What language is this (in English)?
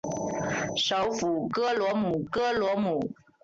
Chinese